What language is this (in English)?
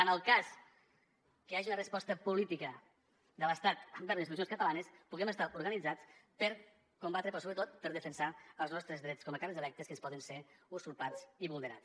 Catalan